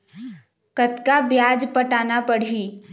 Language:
Chhattisgarhi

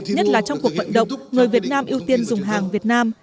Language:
Vietnamese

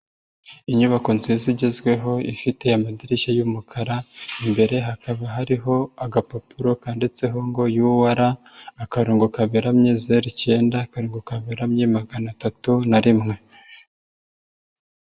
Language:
Kinyarwanda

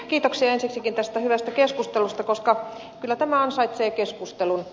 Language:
Finnish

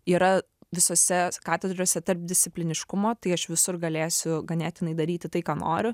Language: Lithuanian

